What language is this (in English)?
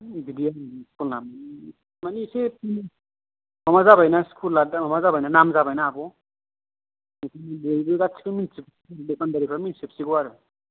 Bodo